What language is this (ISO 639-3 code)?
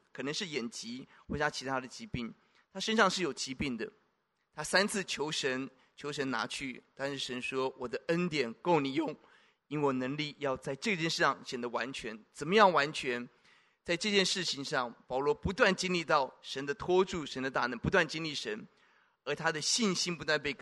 zho